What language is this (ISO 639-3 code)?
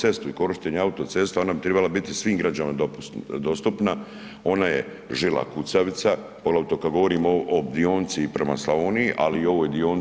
hrv